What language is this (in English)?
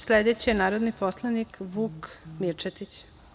Serbian